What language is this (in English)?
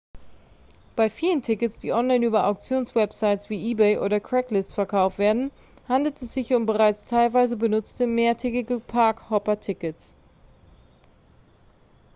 German